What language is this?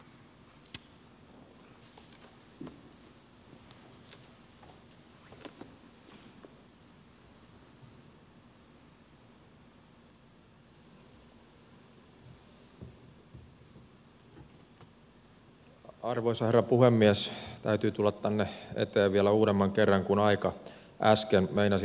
Finnish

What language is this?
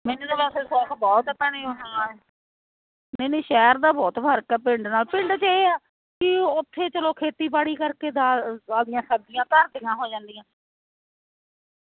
Punjabi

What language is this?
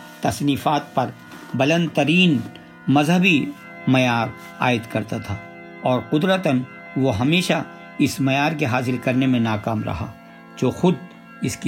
Urdu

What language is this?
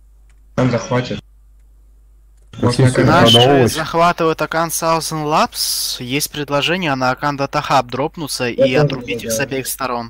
Russian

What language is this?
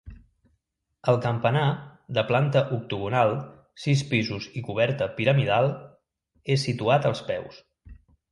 Catalan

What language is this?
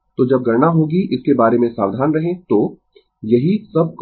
Hindi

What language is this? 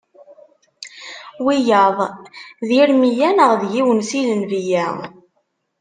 Kabyle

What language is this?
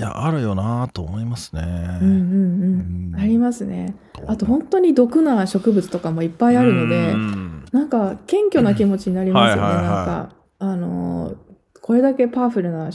Japanese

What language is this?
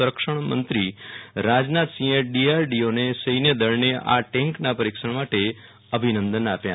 Gujarati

